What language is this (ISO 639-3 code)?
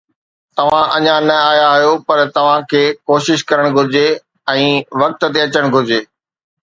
snd